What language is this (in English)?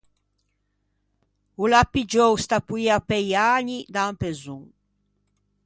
Ligurian